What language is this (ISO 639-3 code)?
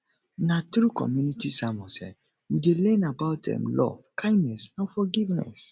pcm